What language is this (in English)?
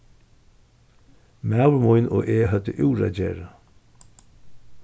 Faroese